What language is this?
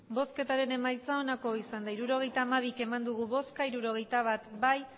Basque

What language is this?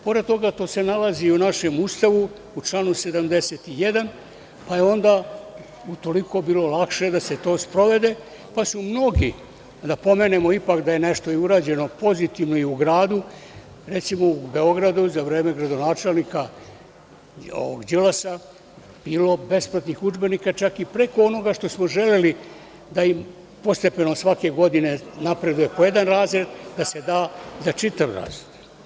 Serbian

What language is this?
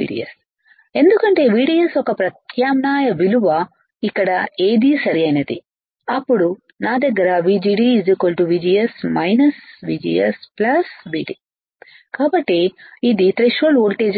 Telugu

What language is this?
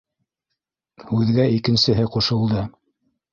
Bashkir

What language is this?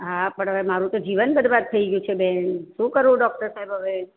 Gujarati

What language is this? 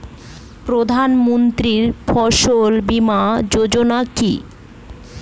Bangla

